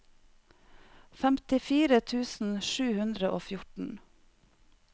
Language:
Norwegian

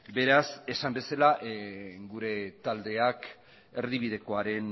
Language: Basque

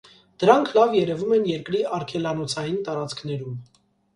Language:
Armenian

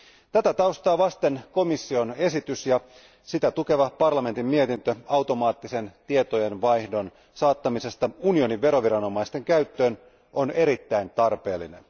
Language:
Finnish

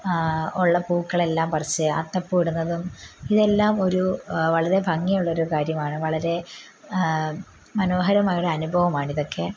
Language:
Malayalam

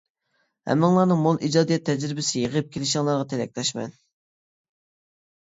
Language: Uyghur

